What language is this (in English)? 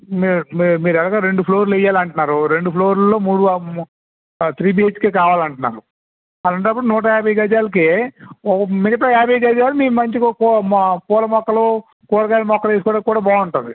Telugu